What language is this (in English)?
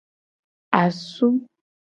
Gen